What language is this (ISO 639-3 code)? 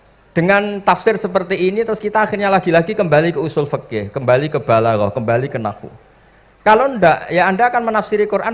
ind